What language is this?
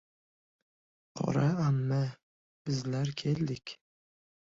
Uzbek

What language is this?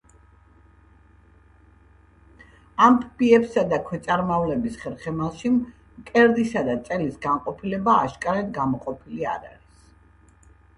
Georgian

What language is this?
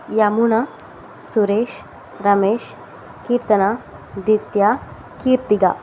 Tamil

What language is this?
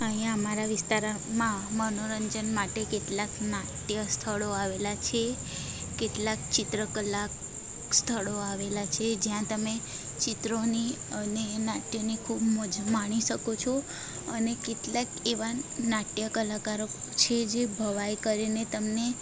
Gujarati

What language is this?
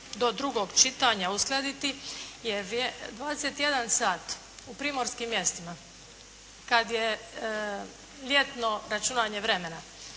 Croatian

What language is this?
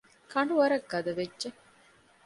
Divehi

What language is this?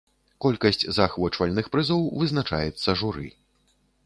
Belarusian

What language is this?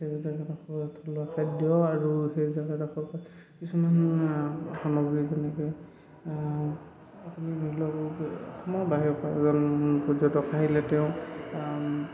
Assamese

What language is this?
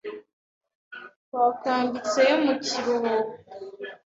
Kinyarwanda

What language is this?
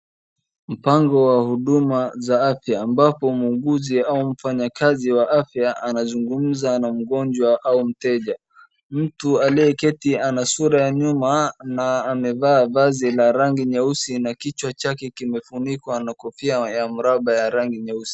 Swahili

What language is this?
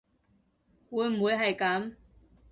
Cantonese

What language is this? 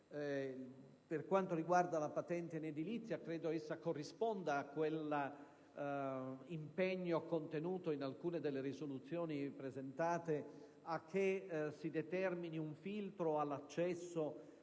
Italian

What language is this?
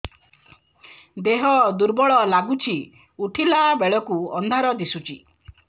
Odia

